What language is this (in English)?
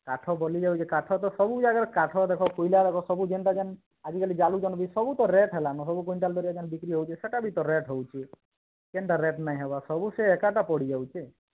Odia